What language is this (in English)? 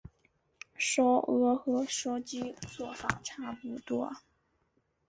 Chinese